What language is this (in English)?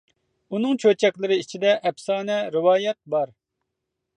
Uyghur